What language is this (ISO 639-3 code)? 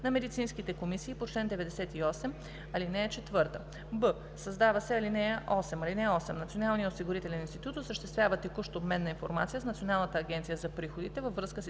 bul